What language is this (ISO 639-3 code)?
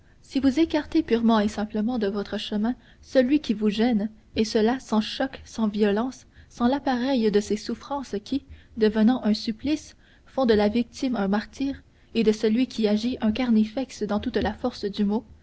fra